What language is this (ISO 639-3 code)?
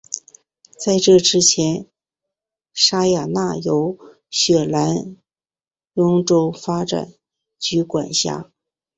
zho